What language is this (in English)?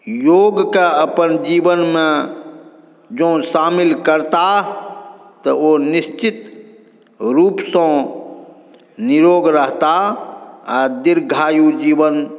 Maithili